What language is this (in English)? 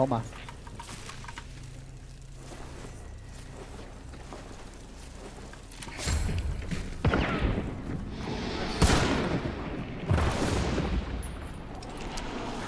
Dutch